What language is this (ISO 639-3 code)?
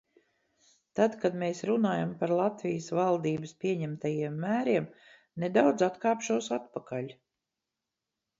lav